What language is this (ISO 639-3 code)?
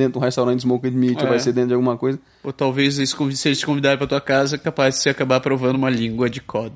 por